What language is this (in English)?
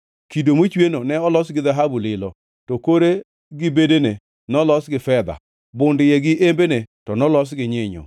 Luo (Kenya and Tanzania)